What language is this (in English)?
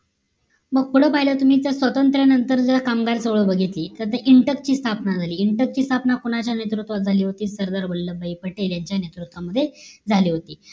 Marathi